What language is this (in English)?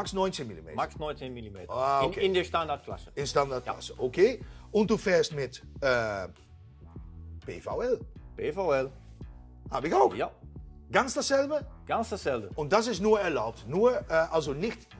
Dutch